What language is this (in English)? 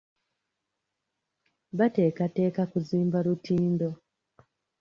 Ganda